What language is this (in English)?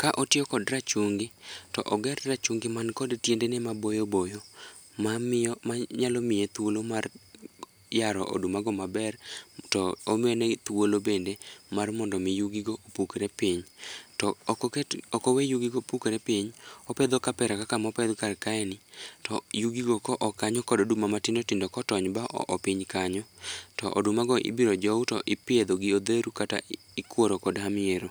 Luo (Kenya and Tanzania)